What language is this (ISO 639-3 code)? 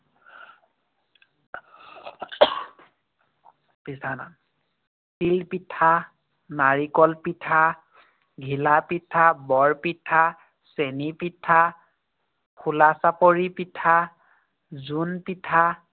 asm